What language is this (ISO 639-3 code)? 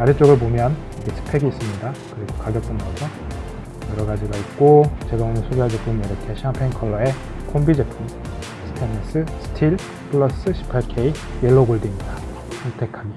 kor